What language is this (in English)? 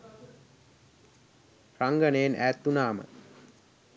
Sinhala